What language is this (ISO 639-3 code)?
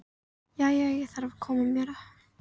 isl